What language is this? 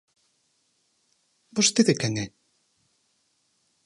Galician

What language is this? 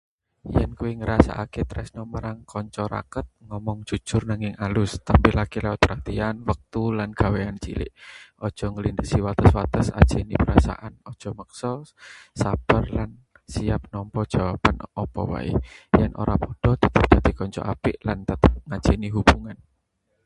Javanese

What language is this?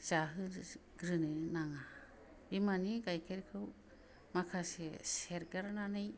Bodo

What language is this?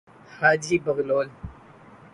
Urdu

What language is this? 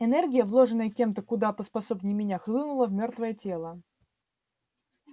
Russian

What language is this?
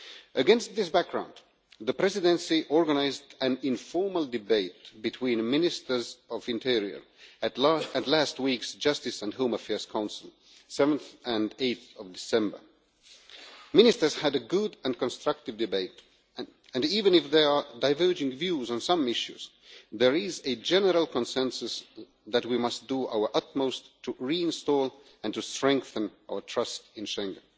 English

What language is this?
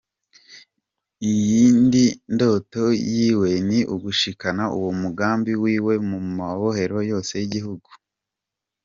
Kinyarwanda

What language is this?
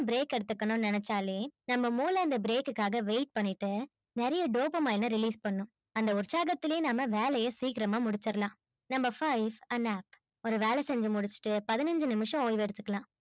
Tamil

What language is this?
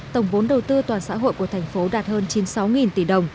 Vietnamese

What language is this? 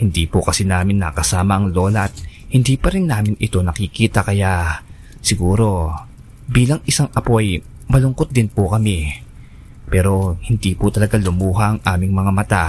Filipino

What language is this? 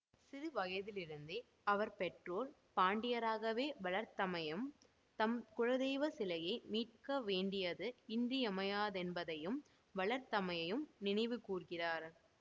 Tamil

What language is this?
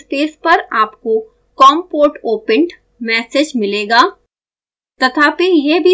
Hindi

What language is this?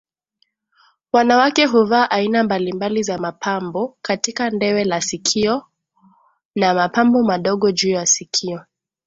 Swahili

